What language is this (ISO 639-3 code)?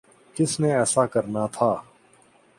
urd